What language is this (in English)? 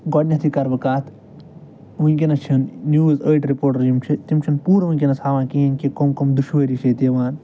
Kashmiri